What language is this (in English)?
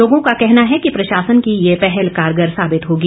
Hindi